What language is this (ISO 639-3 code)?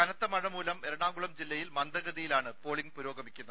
mal